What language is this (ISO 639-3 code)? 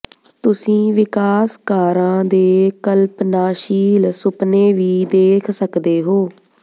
pan